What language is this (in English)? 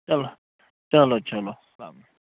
Kashmiri